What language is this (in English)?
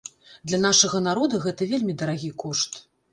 Belarusian